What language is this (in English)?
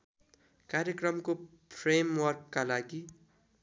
Nepali